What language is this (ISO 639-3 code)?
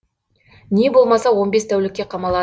kaz